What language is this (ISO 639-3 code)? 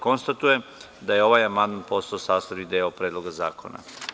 srp